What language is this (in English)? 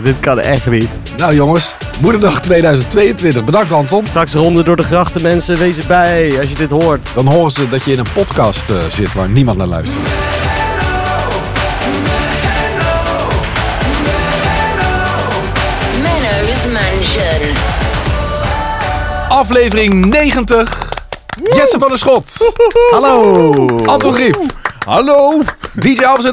Dutch